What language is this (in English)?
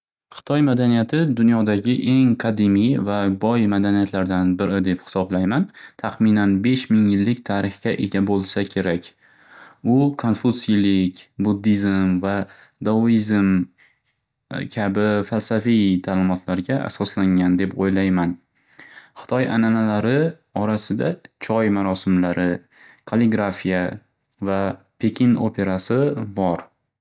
Uzbek